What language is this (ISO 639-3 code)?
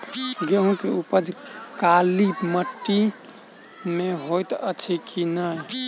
mai